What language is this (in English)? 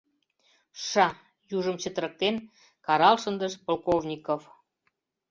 Mari